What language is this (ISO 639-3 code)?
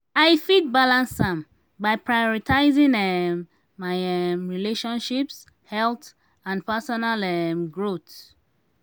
pcm